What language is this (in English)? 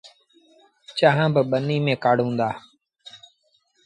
Sindhi Bhil